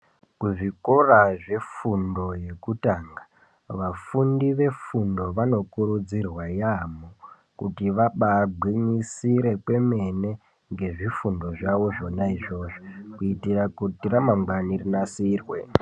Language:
Ndau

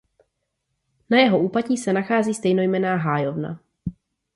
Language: Czech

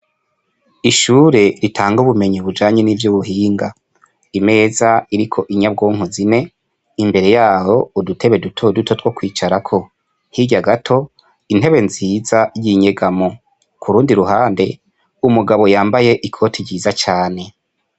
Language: Rundi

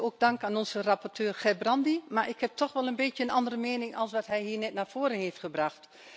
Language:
Dutch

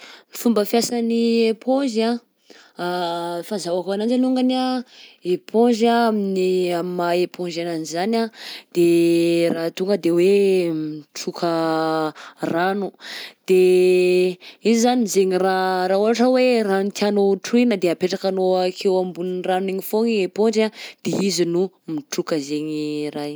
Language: Southern Betsimisaraka Malagasy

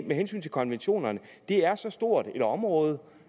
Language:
Danish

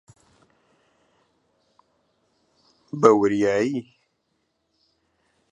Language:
Central Kurdish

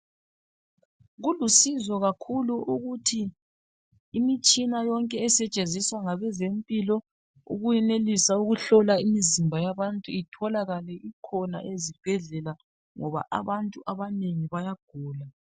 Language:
North Ndebele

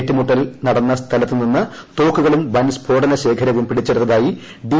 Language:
Malayalam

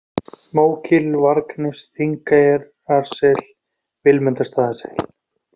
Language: Icelandic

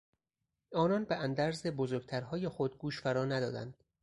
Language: Persian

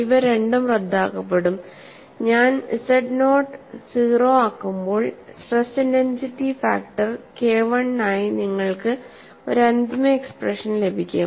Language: Malayalam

